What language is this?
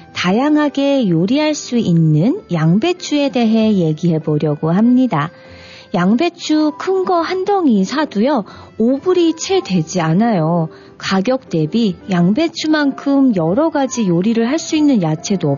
Korean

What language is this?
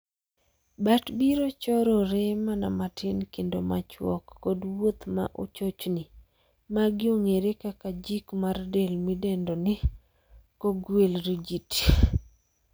Luo (Kenya and Tanzania)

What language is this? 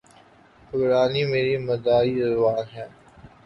Urdu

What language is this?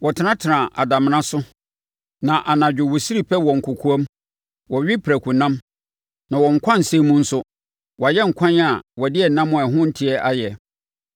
Akan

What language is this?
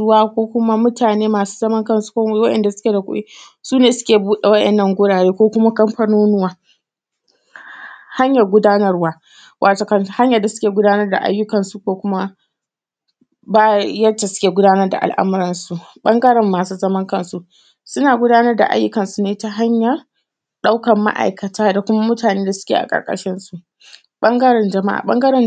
Hausa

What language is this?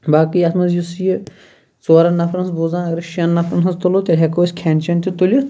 Kashmiri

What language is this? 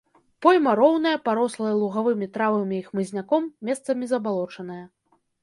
Belarusian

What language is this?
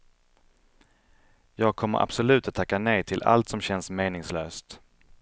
Swedish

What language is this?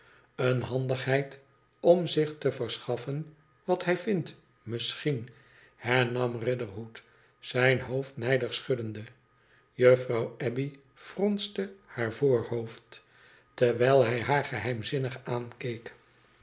Dutch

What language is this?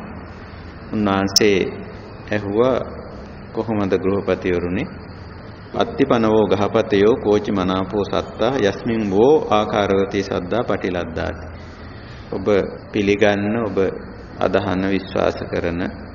Italian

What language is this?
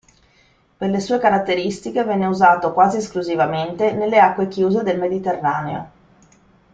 Italian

